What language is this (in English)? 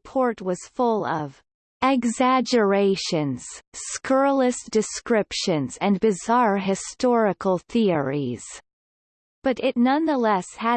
English